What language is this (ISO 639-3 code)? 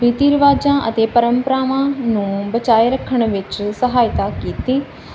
pan